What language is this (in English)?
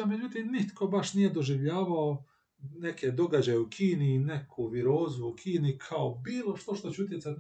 Croatian